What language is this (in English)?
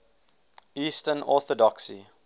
English